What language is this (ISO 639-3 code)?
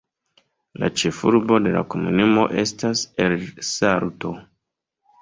epo